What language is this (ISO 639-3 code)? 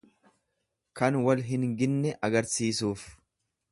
orm